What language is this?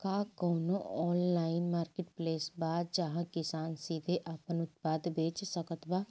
Bhojpuri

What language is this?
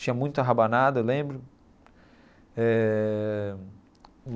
Portuguese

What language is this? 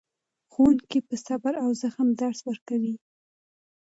Pashto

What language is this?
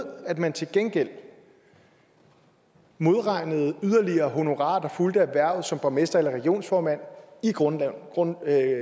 Danish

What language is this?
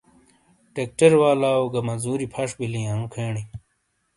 Shina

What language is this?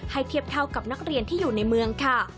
Thai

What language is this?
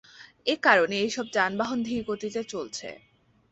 Bangla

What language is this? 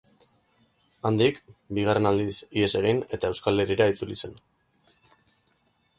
Basque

